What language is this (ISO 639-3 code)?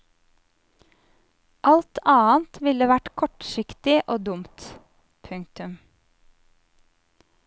nor